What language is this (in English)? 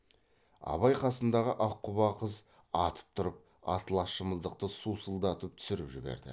Kazakh